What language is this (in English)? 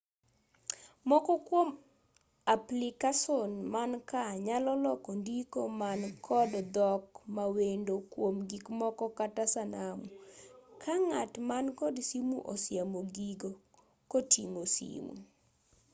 Luo (Kenya and Tanzania)